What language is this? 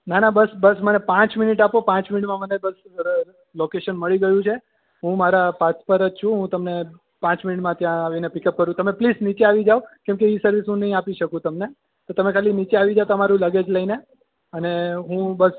Gujarati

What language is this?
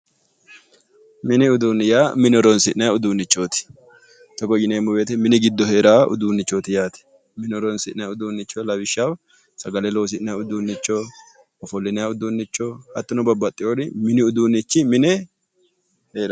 Sidamo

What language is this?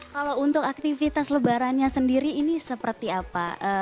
Indonesian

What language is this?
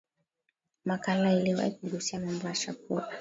Swahili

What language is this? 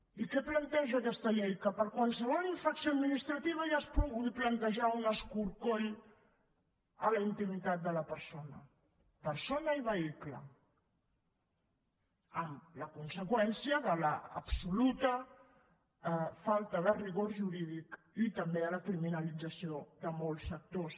Catalan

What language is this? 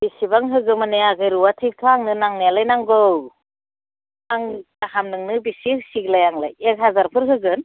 Bodo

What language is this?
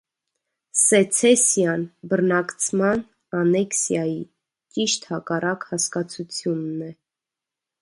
Armenian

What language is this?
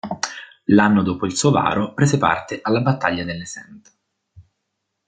Italian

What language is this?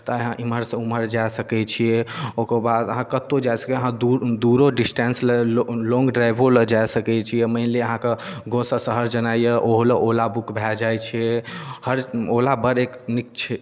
Maithili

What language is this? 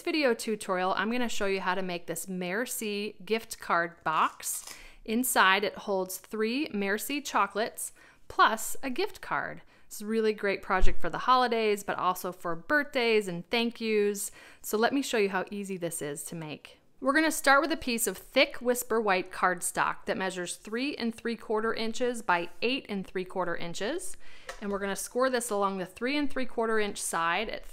English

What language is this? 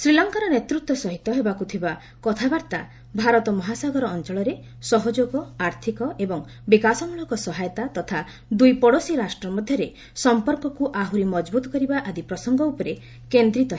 Odia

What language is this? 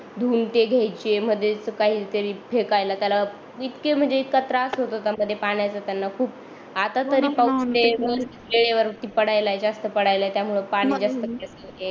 Marathi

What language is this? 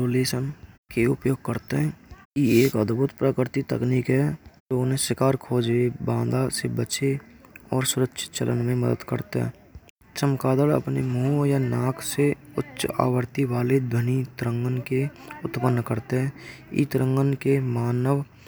Braj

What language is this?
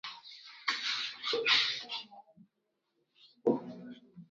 Swahili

